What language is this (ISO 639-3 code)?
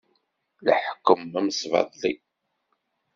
kab